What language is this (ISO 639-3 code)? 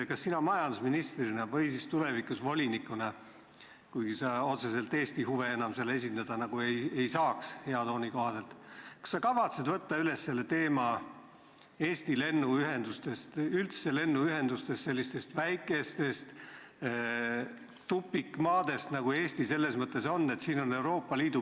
est